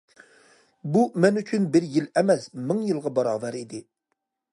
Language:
Uyghur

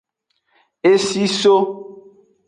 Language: Aja (Benin)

